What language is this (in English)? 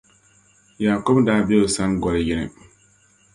Dagbani